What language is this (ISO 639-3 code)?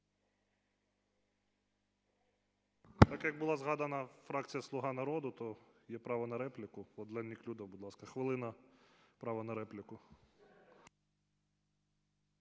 ukr